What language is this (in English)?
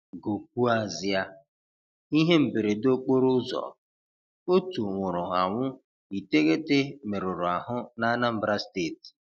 Igbo